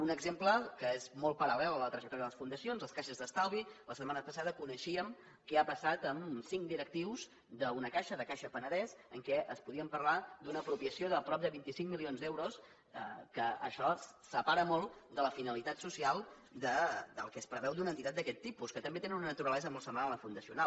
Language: Catalan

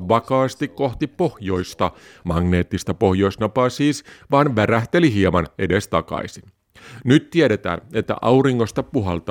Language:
Finnish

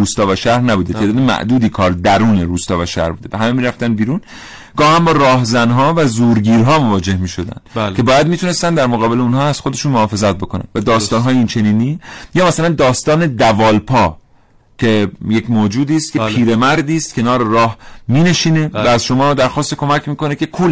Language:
Persian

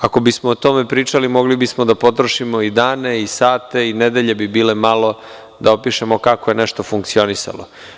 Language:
Serbian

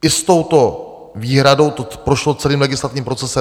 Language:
Czech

